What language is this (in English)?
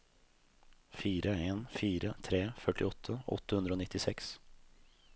Norwegian